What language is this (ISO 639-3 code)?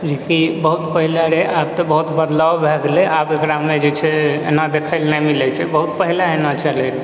mai